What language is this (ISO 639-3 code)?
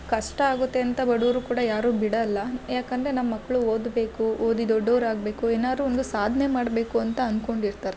kan